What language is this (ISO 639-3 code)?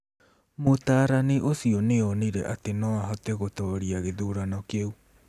kik